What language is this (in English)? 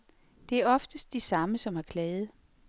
Danish